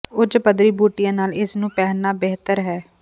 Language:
Punjabi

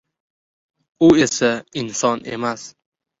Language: Uzbek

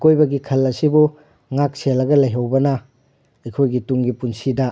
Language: Manipuri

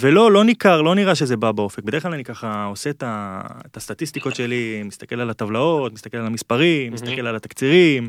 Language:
Hebrew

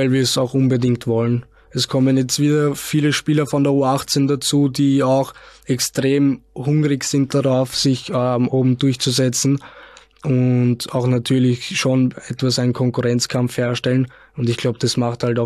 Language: German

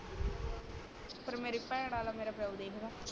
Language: Punjabi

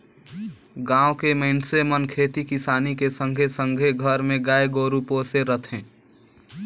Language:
Chhattisgarhi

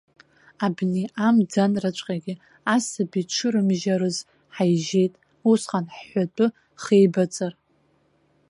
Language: Abkhazian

